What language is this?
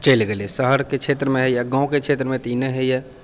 Maithili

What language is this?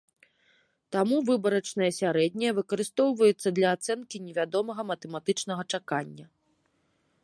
Belarusian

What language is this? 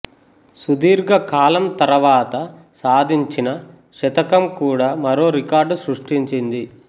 Telugu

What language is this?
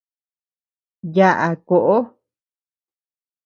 Tepeuxila Cuicatec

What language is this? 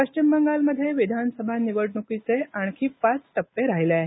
Marathi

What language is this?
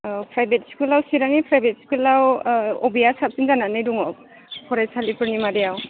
Bodo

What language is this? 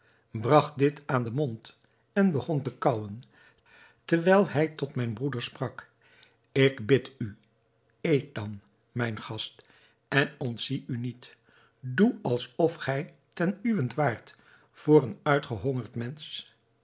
Dutch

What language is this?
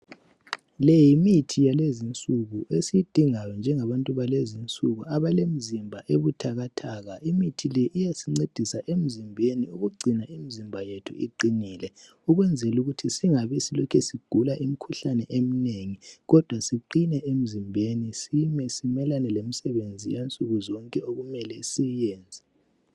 North Ndebele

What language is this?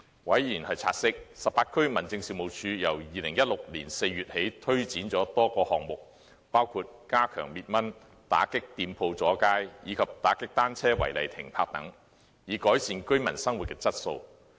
Cantonese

